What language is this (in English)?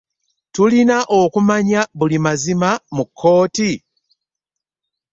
Ganda